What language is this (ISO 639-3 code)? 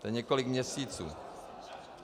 ces